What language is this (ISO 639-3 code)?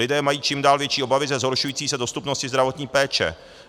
ces